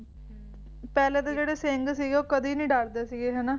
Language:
Punjabi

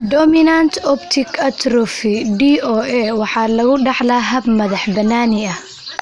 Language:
Somali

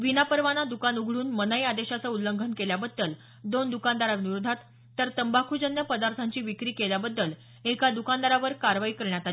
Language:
Marathi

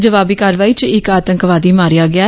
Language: Dogri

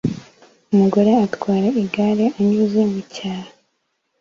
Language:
Kinyarwanda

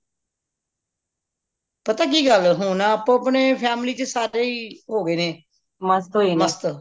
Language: Punjabi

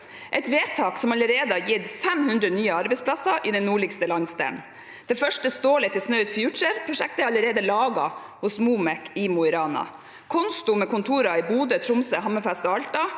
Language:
Norwegian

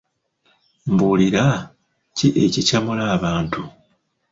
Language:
Ganda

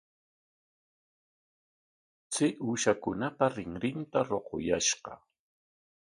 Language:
Corongo Ancash Quechua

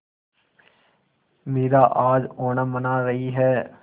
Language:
Hindi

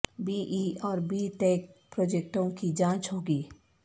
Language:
Urdu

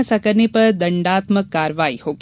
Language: Hindi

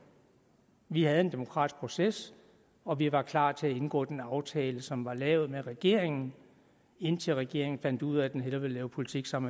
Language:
Danish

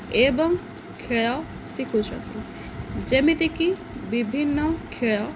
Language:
Odia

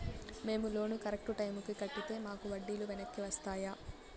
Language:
Telugu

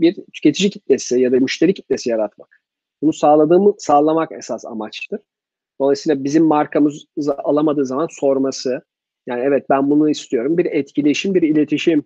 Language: Turkish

